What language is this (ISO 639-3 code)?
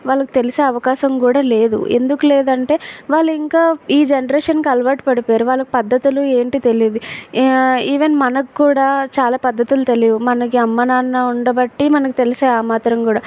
tel